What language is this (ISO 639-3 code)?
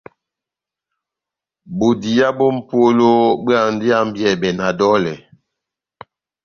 bnm